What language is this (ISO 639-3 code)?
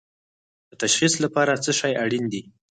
pus